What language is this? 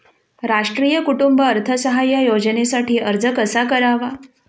Marathi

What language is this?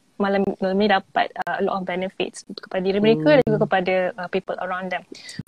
Malay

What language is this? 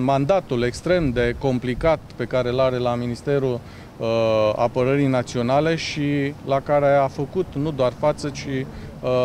Romanian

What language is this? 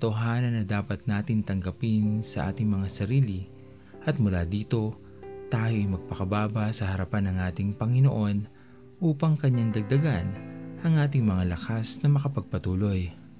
Filipino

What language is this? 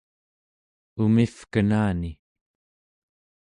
Central Yupik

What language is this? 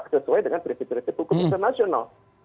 Indonesian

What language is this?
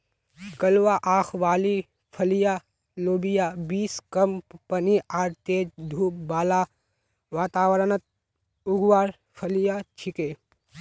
Magahi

